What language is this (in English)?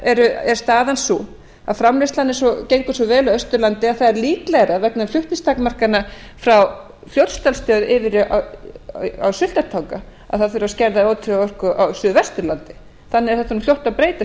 Icelandic